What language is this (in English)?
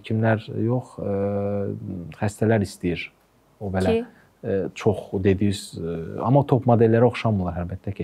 Turkish